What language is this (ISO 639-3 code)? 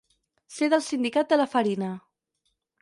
cat